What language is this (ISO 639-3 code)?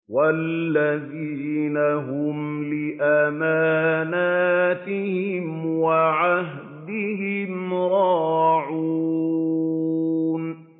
ara